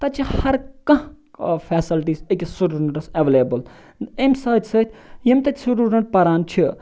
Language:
Kashmiri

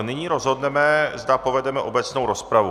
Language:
Czech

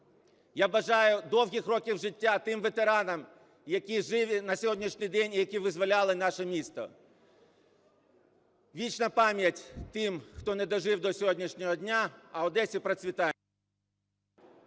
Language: Ukrainian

